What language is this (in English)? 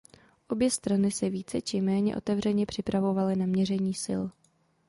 Czech